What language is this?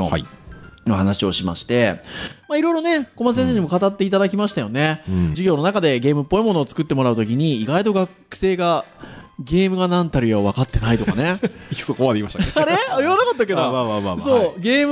Japanese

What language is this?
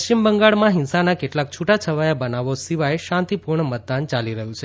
Gujarati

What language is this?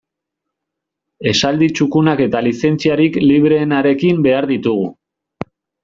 Basque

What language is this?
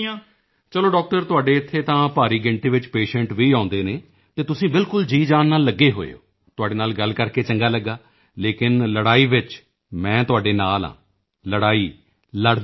Punjabi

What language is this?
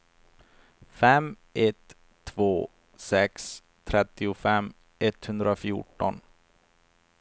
Swedish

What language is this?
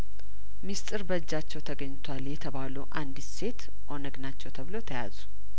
Amharic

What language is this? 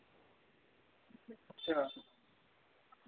Dogri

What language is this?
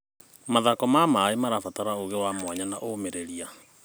Kikuyu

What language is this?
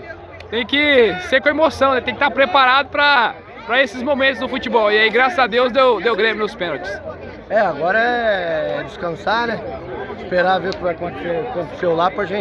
Portuguese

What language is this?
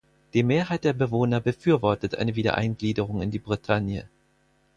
German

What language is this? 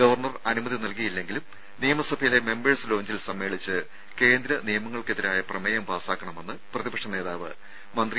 Malayalam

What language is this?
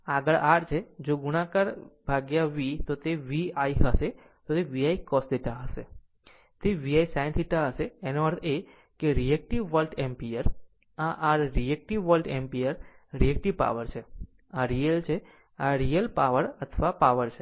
Gujarati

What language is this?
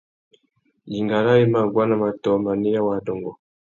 Tuki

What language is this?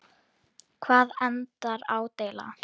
Icelandic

